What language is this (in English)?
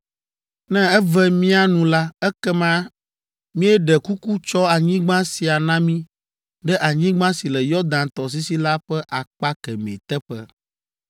Ewe